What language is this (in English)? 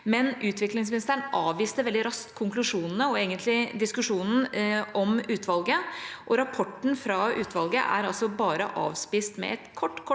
Norwegian